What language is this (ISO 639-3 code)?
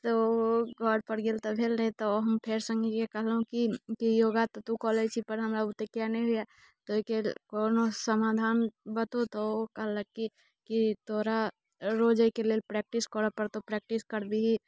mai